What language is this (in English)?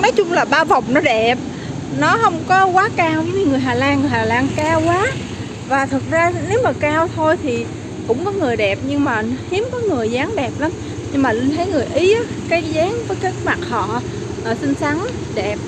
Vietnamese